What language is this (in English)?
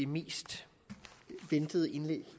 Danish